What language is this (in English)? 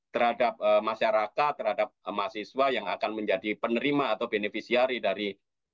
Indonesian